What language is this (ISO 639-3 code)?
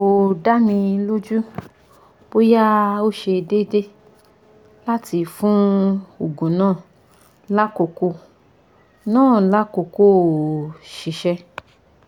yor